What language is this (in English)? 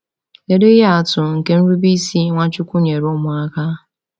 Igbo